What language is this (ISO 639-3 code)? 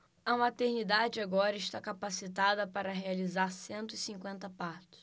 por